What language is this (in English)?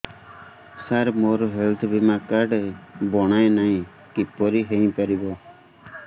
Odia